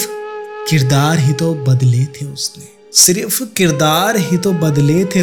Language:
Hindi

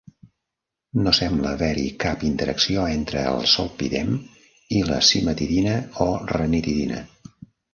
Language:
Catalan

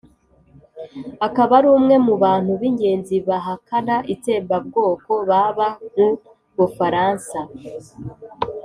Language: Kinyarwanda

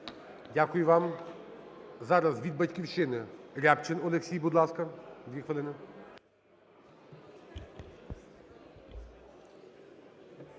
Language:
Ukrainian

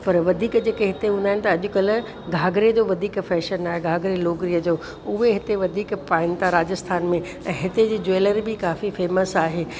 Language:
Sindhi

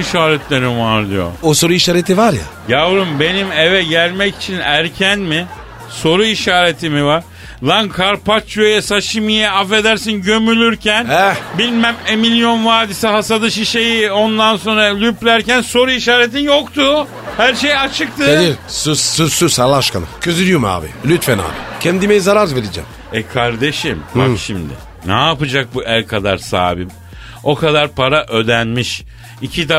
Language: Turkish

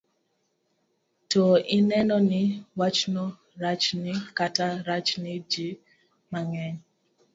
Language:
Luo (Kenya and Tanzania)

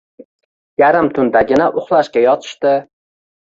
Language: Uzbek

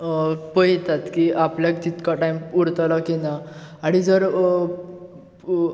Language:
Konkani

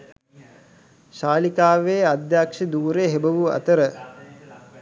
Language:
Sinhala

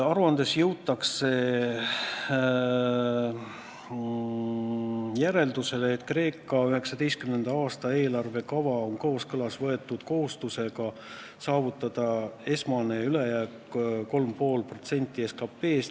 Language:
Estonian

